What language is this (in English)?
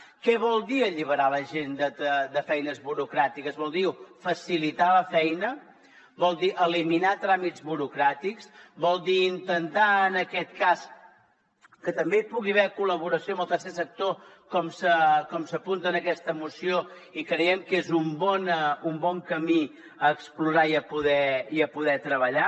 Catalan